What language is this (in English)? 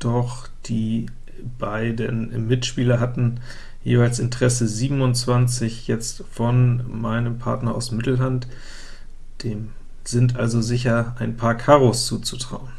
German